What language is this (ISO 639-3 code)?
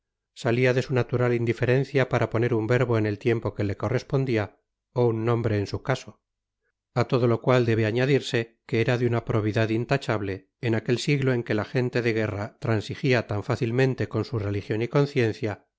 spa